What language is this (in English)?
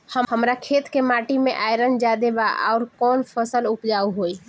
Bhojpuri